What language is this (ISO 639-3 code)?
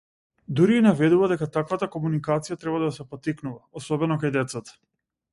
mkd